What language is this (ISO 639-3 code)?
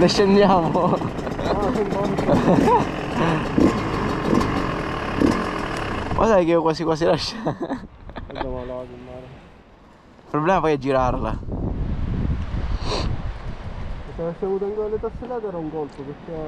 ita